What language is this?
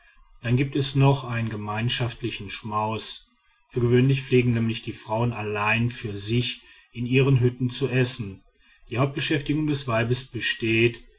German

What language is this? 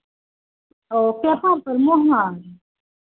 Hindi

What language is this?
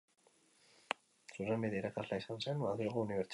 Basque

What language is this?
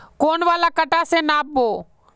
Magahi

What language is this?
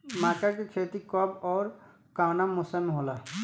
Bhojpuri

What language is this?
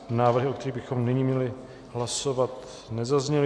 Czech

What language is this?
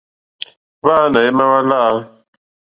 Mokpwe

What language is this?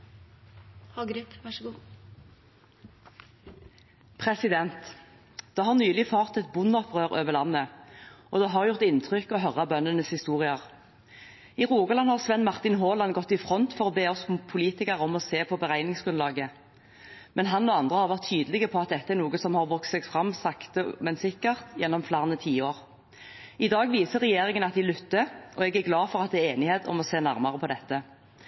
Norwegian Bokmål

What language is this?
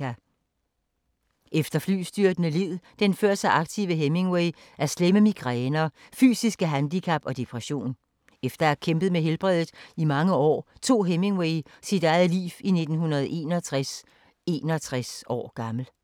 Danish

